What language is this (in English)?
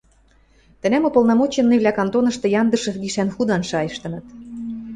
Western Mari